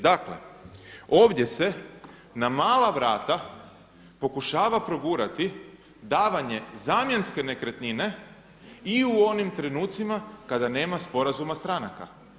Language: Croatian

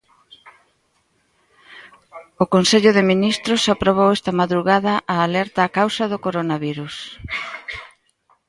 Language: Galician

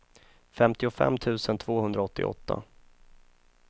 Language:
Swedish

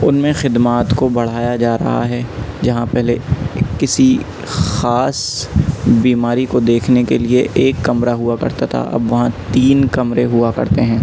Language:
Urdu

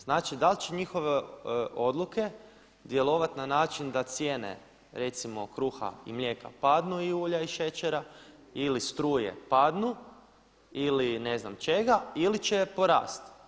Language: Croatian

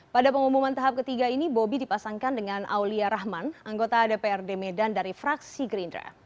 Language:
Indonesian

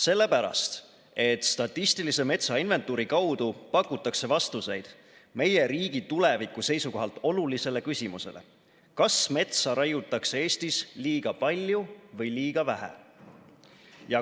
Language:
Estonian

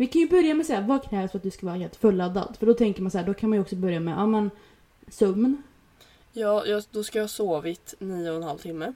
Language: Swedish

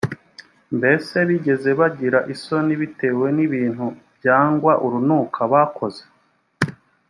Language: Kinyarwanda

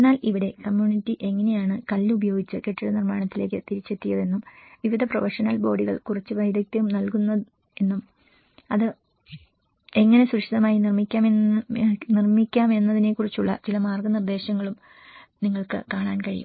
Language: Malayalam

